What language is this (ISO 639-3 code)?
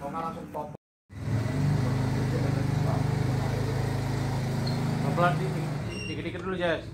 ind